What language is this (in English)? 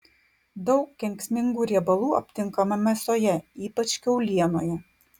Lithuanian